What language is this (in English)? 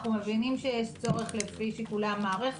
Hebrew